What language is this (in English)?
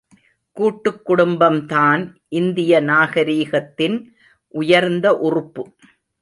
Tamil